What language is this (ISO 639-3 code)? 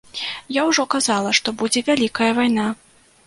bel